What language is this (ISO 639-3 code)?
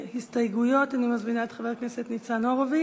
heb